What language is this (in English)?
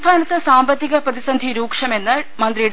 Malayalam